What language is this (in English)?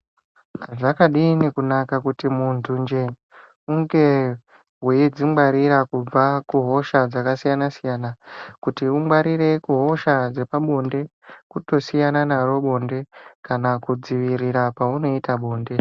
Ndau